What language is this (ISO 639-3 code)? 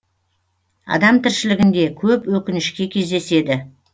kaz